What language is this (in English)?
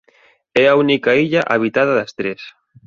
Galician